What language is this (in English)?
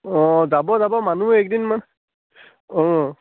Assamese